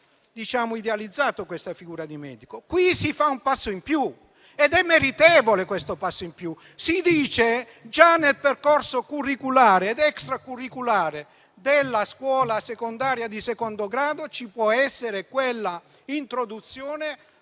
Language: Italian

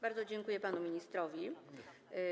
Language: Polish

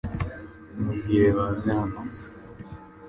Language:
Kinyarwanda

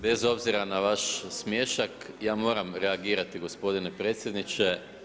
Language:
Croatian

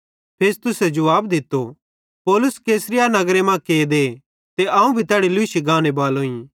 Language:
Bhadrawahi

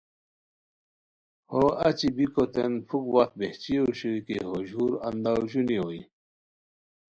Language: Khowar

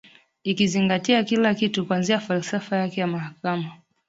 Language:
Swahili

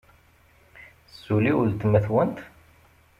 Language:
Kabyle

